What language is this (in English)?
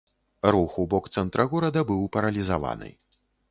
Belarusian